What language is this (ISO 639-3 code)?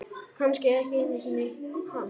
isl